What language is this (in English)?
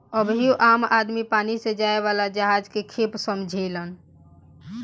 Bhojpuri